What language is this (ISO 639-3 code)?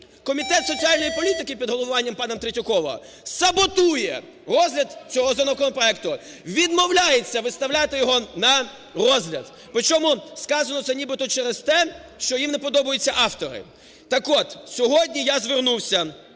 ukr